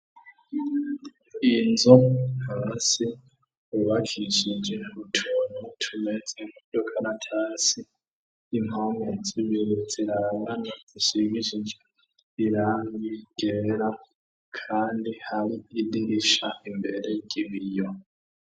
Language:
Rundi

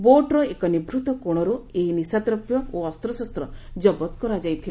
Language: Odia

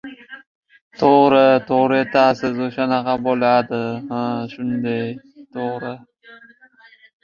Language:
Uzbek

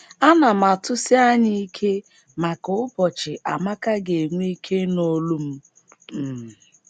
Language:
Igbo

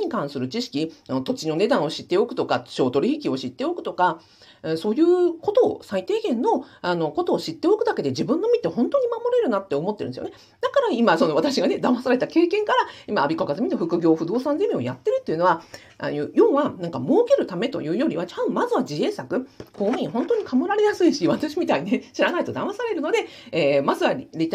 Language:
Japanese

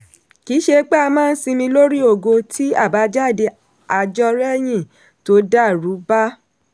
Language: Yoruba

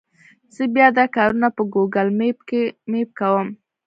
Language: Pashto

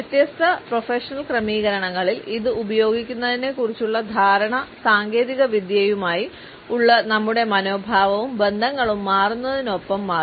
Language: Malayalam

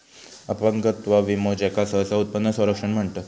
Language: Marathi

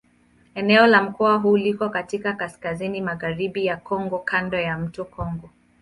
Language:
Swahili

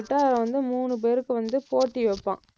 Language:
Tamil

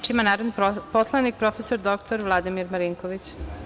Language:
Serbian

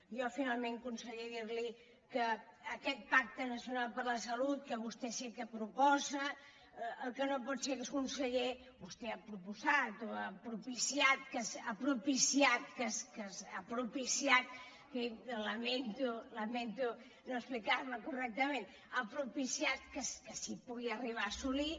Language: Catalan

